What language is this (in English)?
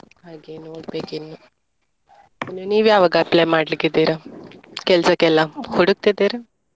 Kannada